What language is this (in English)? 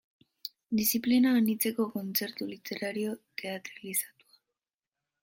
Basque